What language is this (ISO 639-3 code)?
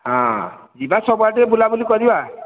ori